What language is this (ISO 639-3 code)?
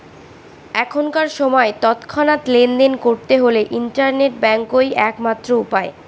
ben